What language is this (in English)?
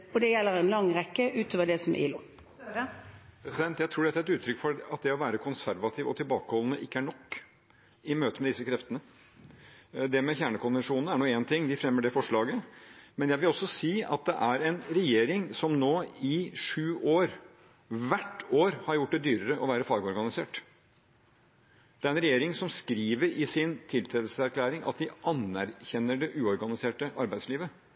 Norwegian